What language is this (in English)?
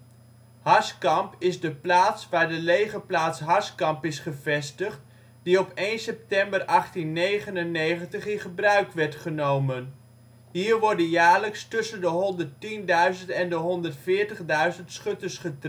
Dutch